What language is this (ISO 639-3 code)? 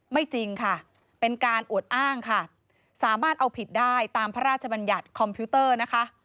tha